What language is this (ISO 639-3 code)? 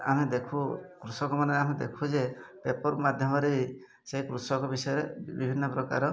ori